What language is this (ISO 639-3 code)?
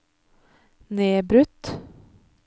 nor